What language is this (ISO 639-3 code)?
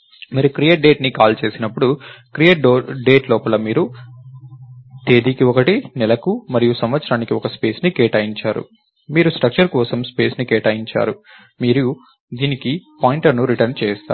tel